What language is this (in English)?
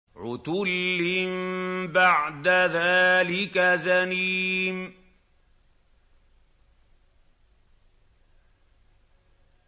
Arabic